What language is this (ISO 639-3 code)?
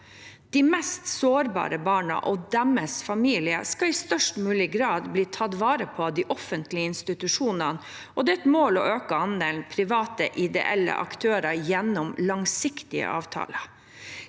nor